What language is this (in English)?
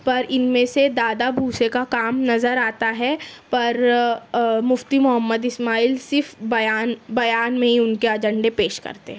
Urdu